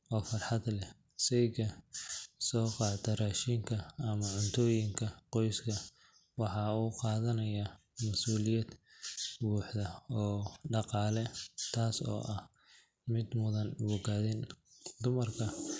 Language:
Somali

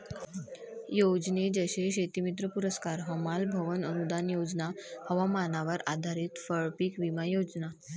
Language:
Marathi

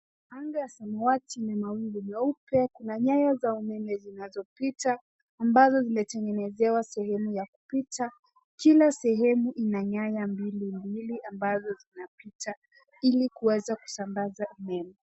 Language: Swahili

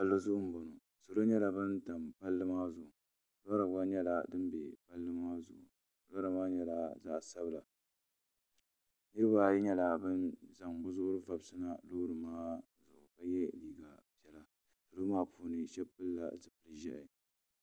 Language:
Dagbani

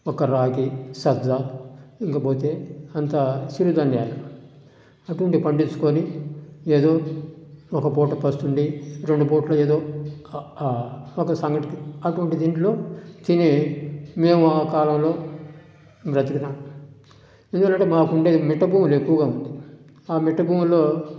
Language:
Telugu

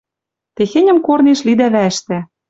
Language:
Western Mari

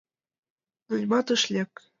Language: Mari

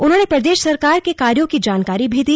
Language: Hindi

